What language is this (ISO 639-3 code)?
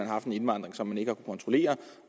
dan